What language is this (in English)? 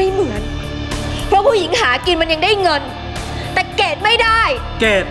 Thai